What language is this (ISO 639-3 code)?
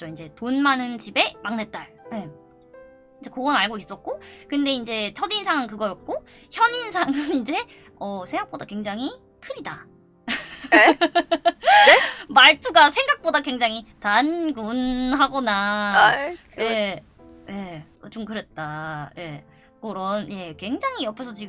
kor